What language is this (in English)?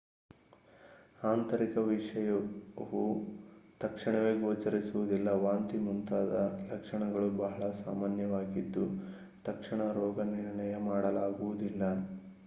Kannada